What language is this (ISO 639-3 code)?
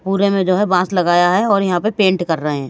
hin